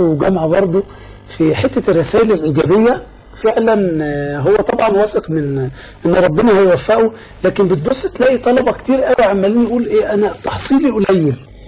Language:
Arabic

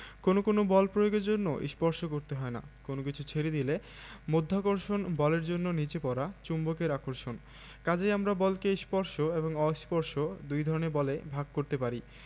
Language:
Bangla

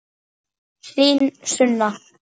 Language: Icelandic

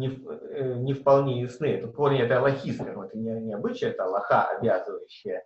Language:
Russian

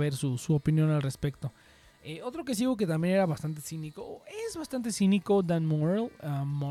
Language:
Spanish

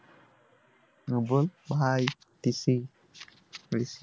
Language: Marathi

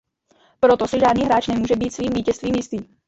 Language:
Czech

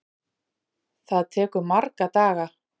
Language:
Icelandic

